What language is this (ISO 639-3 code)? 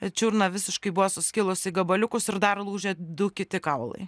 lit